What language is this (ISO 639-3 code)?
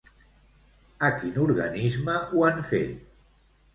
cat